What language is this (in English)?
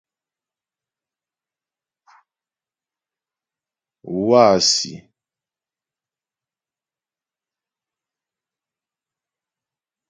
Ghomala